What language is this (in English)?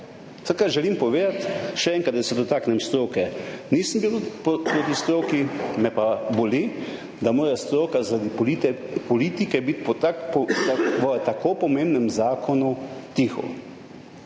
Slovenian